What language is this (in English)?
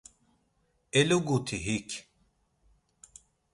Laz